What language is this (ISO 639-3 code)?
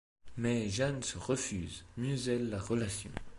fra